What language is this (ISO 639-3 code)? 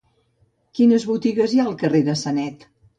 cat